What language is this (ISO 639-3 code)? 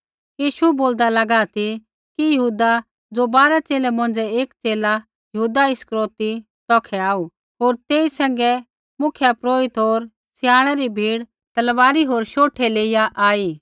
kfx